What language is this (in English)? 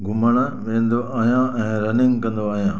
Sindhi